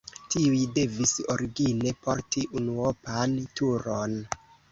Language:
Esperanto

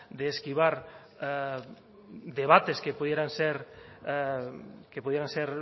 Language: Spanish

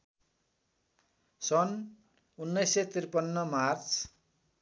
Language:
Nepali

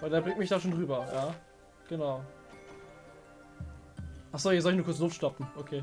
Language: German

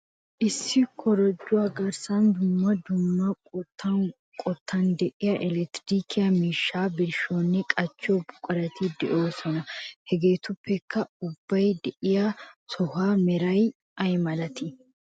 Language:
Wolaytta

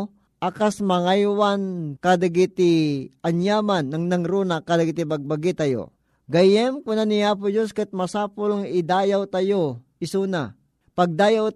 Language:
Filipino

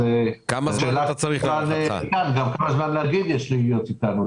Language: Hebrew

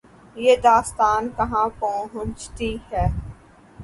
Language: Urdu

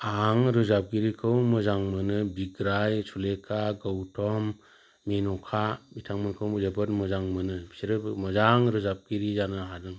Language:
Bodo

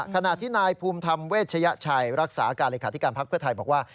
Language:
Thai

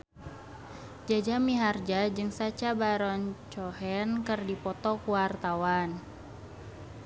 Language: Sundanese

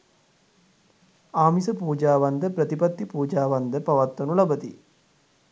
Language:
Sinhala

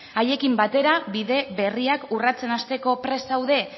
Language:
Basque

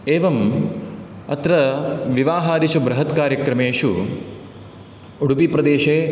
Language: Sanskrit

